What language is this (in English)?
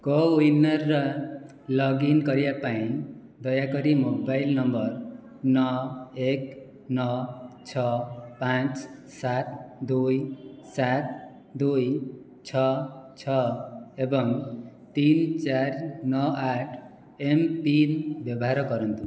Odia